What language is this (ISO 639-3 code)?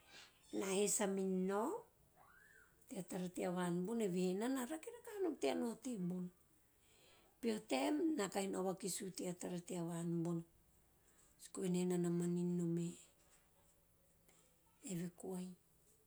tio